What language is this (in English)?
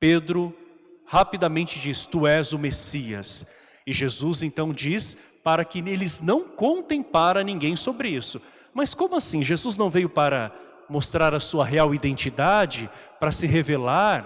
Portuguese